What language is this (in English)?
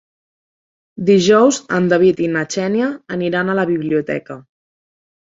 Catalan